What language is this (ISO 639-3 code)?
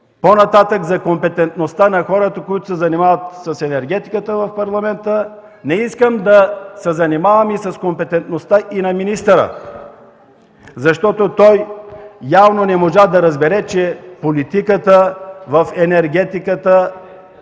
bul